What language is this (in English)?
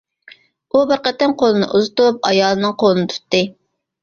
Uyghur